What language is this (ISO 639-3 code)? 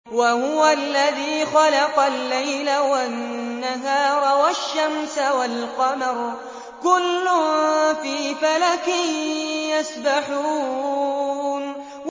ara